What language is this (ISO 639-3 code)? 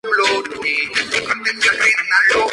spa